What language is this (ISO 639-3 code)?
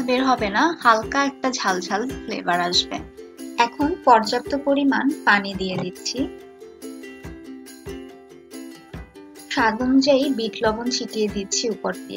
hin